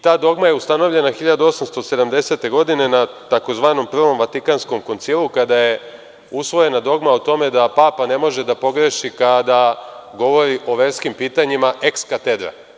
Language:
Serbian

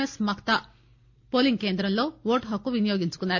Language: Telugu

